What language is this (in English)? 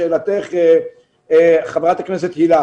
Hebrew